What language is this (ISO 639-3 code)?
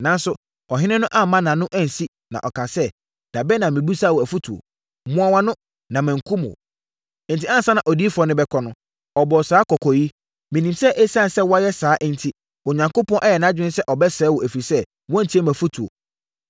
aka